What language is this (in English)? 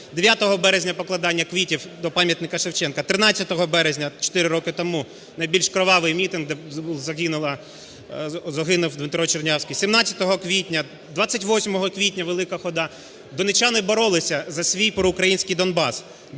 Ukrainian